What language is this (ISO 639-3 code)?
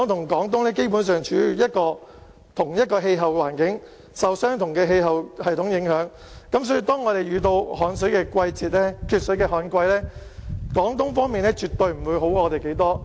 yue